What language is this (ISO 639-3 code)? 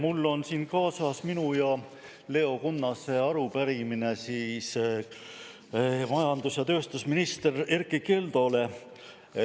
est